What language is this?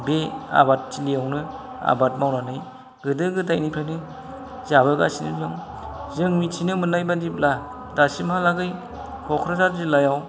Bodo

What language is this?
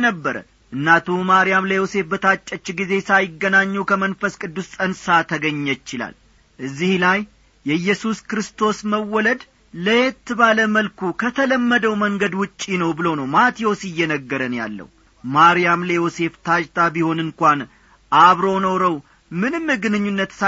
Amharic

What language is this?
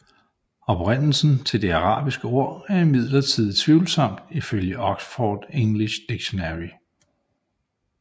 Danish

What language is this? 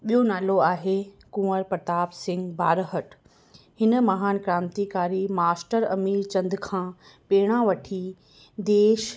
Sindhi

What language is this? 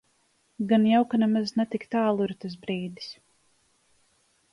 Latvian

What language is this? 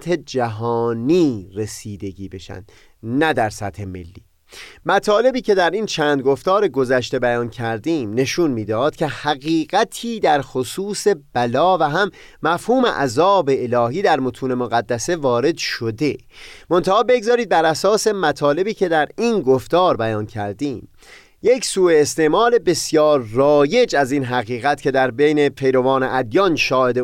Persian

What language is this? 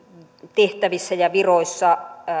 Finnish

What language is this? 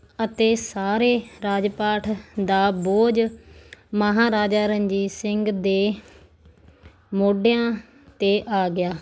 Punjabi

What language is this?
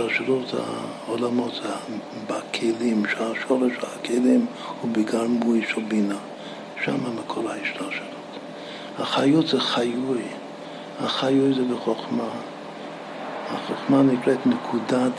Hebrew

